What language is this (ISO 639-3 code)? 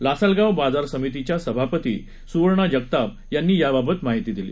mar